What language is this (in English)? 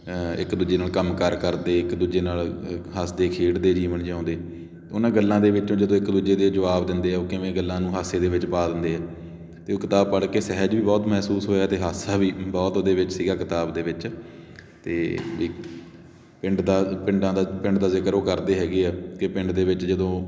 Punjabi